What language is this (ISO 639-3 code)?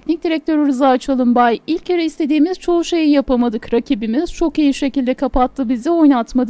tur